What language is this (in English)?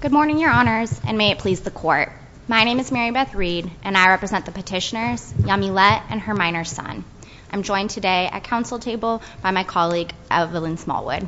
English